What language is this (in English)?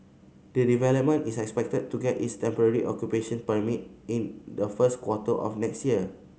English